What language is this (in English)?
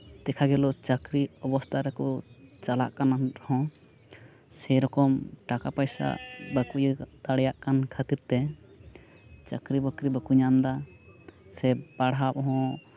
Santali